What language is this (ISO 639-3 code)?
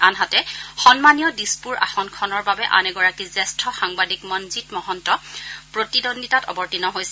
asm